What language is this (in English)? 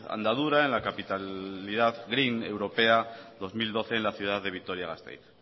Spanish